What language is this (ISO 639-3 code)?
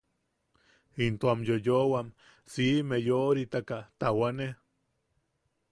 yaq